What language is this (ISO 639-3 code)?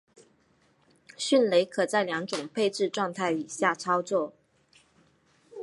zho